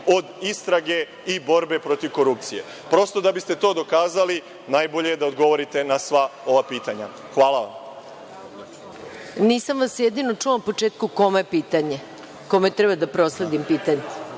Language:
Serbian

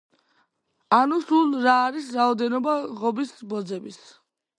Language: Georgian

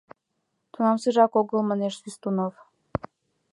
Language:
Mari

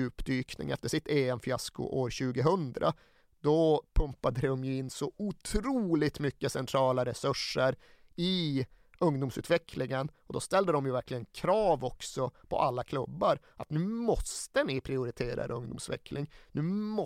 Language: Swedish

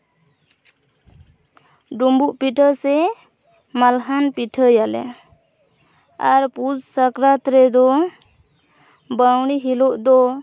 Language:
Santali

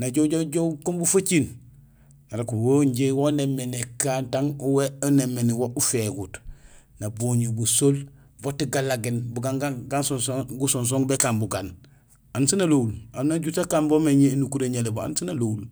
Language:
Gusilay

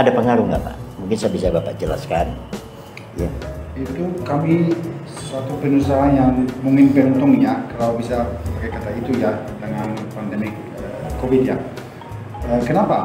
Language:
Indonesian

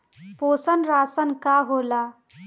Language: Bhojpuri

